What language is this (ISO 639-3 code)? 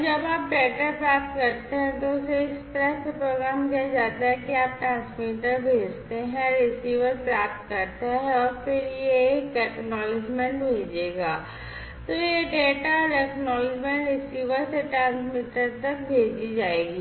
hin